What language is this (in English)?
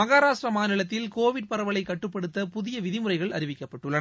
Tamil